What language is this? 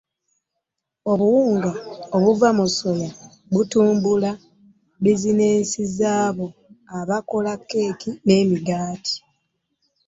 Ganda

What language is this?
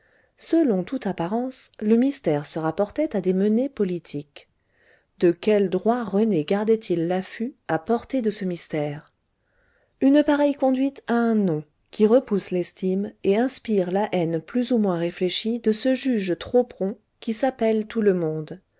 French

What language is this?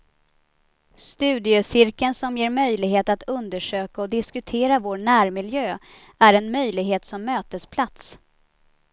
Swedish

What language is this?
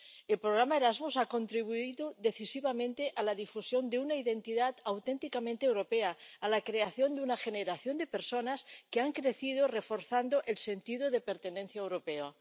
Spanish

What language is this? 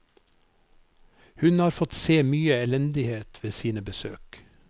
Norwegian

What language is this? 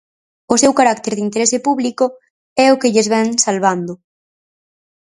Galician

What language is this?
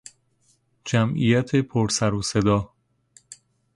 Persian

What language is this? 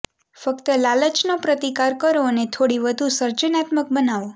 Gujarati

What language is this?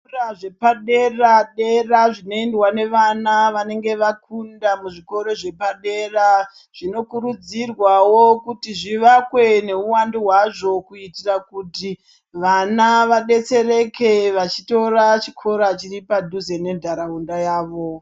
Ndau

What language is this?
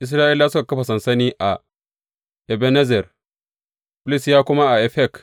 Hausa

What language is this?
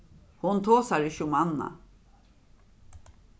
Faroese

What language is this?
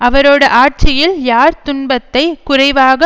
Tamil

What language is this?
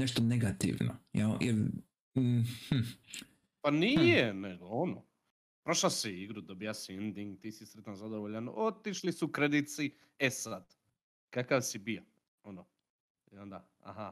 Croatian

